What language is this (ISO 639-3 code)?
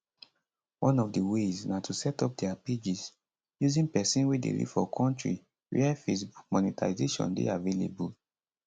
pcm